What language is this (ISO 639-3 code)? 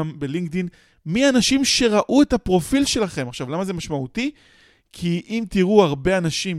heb